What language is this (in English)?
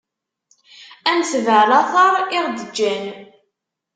Kabyle